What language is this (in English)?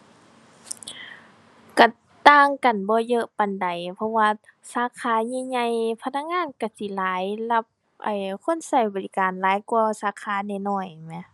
Thai